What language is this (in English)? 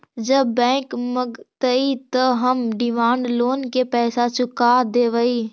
Magahi